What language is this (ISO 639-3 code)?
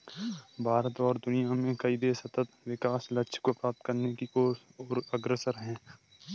hin